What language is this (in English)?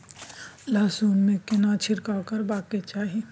Maithili